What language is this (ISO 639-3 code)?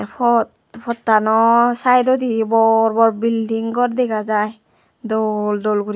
ccp